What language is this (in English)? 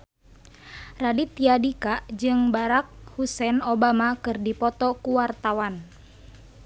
Sundanese